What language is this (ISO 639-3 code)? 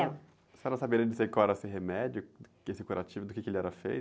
por